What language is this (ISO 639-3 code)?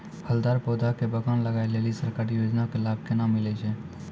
mai